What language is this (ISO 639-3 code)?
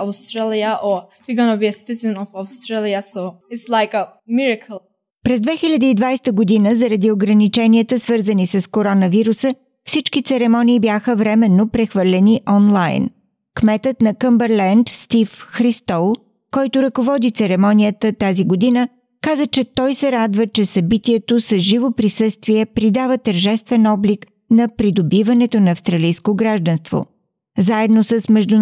bul